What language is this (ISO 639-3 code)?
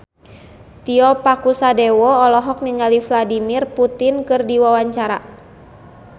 sun